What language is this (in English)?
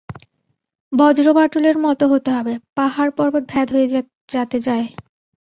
Bangla